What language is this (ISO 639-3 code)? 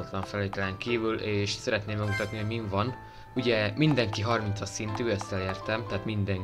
hun